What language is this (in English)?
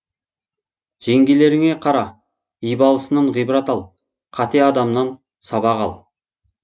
Kazakh